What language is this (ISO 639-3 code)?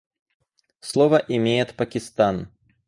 rus